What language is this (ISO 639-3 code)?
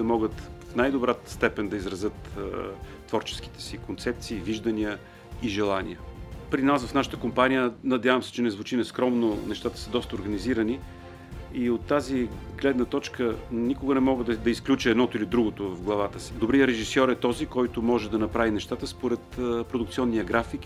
bul